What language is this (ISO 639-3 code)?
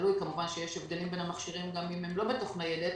heb